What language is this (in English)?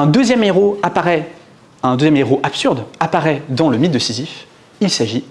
French